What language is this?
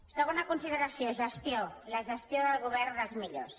Catalan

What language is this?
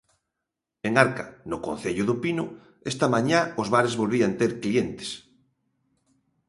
Galician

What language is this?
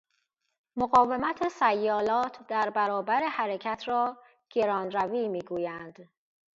Persian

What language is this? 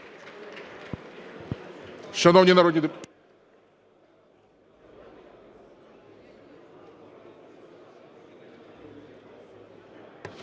Ukrainian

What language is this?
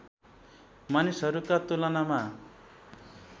Nepali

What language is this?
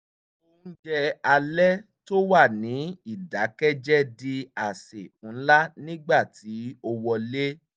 Yoruba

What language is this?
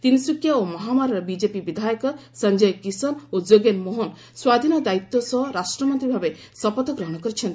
Odia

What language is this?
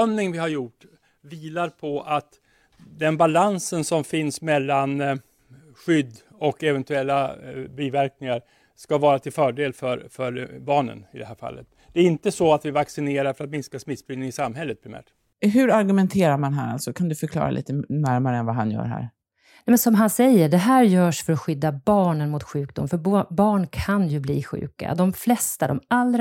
Swedish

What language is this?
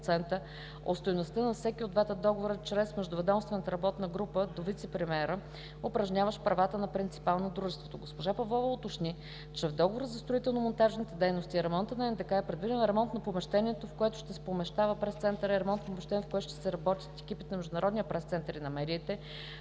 Bulgarian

